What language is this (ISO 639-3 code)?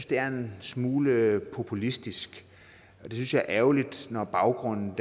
dan